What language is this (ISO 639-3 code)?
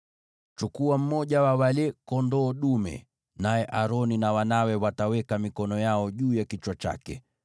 swa